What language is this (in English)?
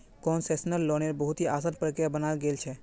Magahi